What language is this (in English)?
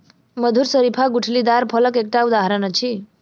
Maithili